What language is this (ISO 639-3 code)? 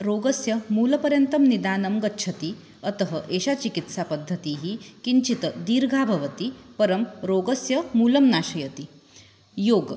san